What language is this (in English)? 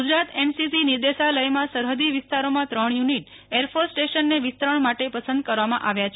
Gujarati